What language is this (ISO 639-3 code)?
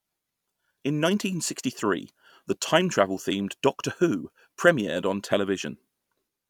eng